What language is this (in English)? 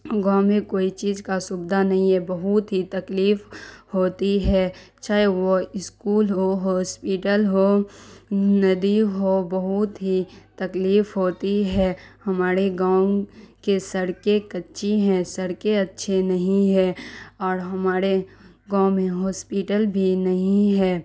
Urdu